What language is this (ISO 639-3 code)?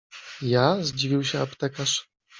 pol